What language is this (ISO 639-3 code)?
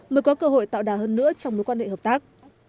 vie